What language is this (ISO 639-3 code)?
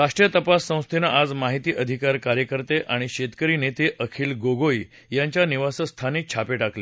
mar